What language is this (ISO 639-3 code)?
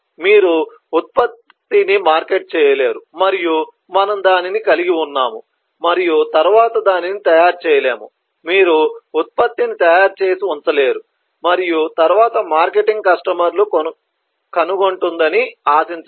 tel